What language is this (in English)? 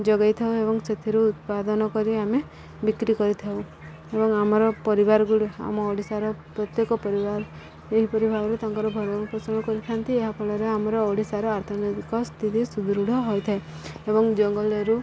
Odia